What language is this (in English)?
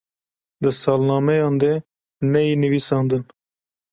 Kurdish